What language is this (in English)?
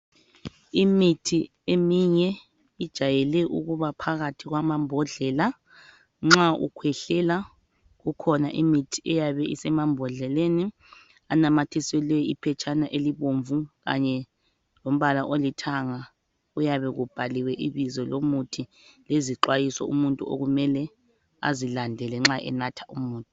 North Ndebele